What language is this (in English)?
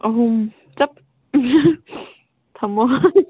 Manipuri